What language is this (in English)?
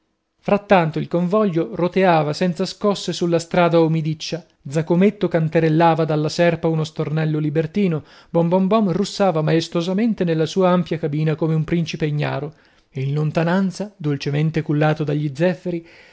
Italian